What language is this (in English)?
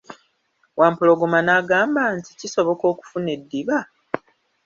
Ganda